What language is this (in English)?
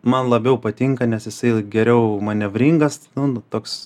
Lithuanian